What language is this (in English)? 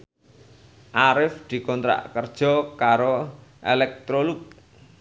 Javanese